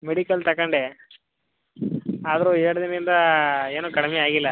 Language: Kannada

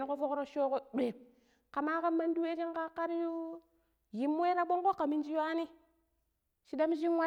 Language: Pero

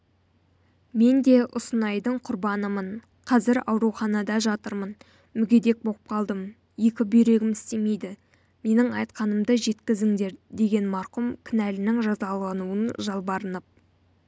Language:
Kazakh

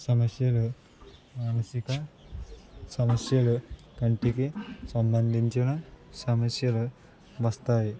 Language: Telugu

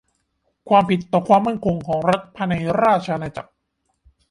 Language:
Thai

